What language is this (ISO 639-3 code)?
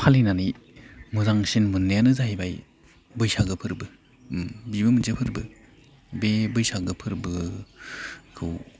brx